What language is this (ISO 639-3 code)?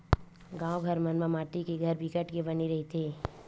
hne